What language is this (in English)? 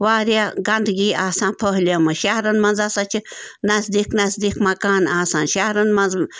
Kashmiri